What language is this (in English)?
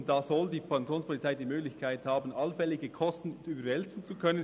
Swiss German